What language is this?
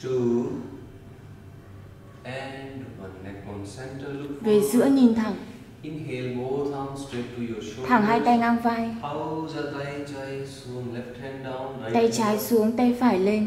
Vietnamese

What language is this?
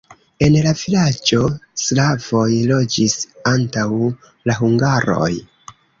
Esperanto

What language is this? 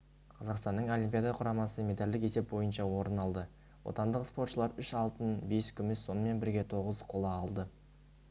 Kazakh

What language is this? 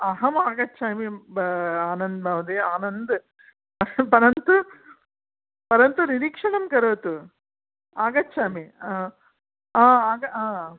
Sanskrit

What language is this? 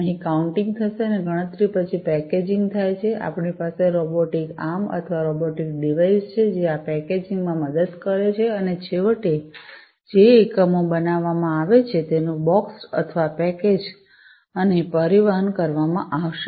Gujarati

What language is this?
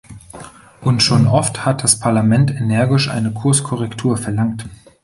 German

